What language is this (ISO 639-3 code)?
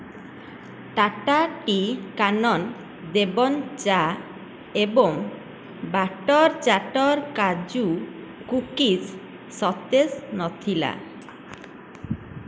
ori